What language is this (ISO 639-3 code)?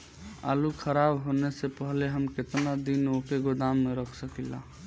bho